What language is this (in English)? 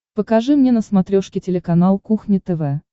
Russian